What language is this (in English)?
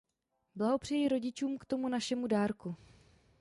Czech